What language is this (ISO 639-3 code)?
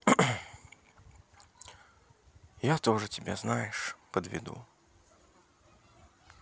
rus